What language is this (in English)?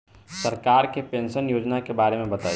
Bhojpuri